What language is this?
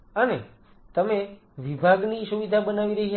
Gujarati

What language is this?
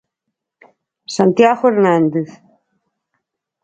Galician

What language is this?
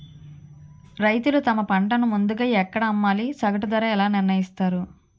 Telugu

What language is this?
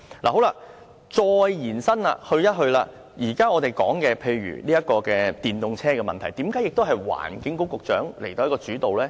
Cantonese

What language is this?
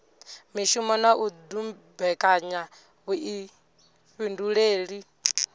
Venda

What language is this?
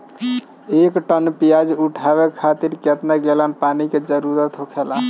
Bhojpuri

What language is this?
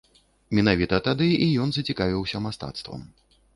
Belarusian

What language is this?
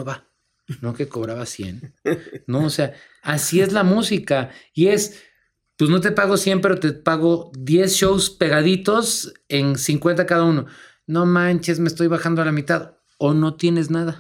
Spanish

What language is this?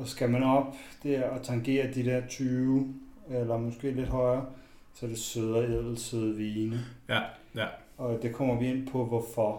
Danish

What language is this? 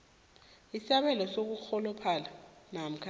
South Ndebele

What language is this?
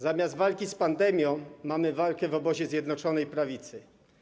Polish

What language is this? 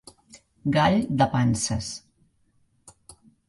Catalan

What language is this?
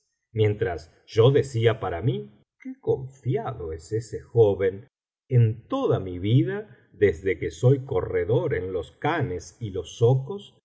Spanish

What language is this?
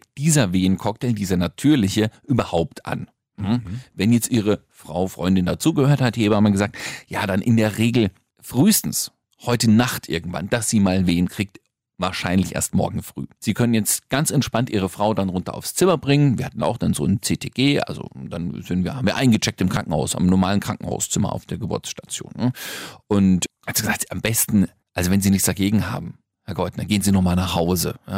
German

